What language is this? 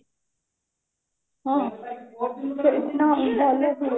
Odia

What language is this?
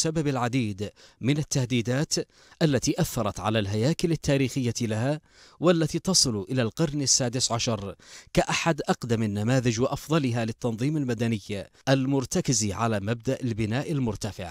Arabic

